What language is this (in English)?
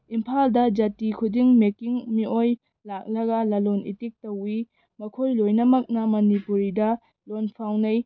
Manipuri